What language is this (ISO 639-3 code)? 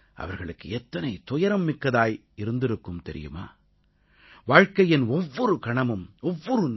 tam